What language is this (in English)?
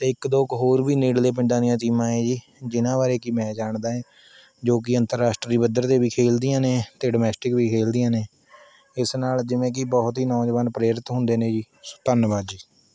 Punjabi